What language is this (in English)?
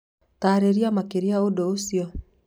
Kikuyu